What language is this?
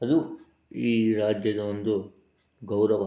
Kannada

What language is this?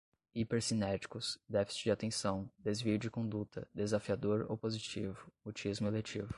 Portuguese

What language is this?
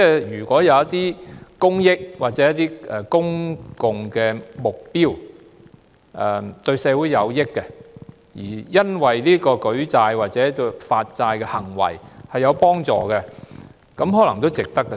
Cantonese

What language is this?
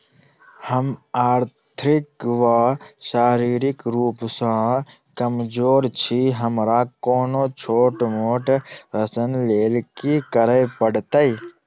Maithili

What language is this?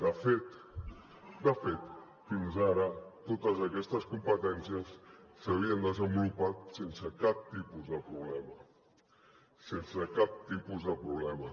Catalan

